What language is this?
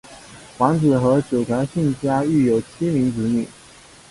Chinese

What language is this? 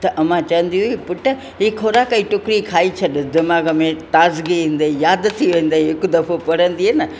Sindhi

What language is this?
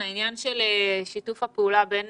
Hebrew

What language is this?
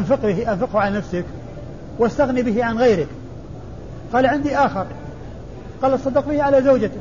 Arabic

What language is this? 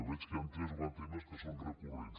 Catalan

